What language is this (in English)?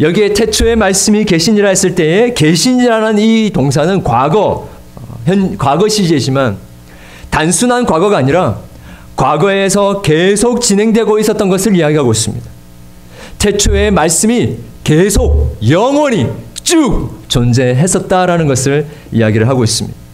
Korean